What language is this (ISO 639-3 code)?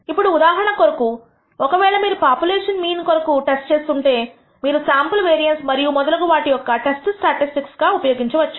tel